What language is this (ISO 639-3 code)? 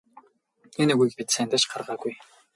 mon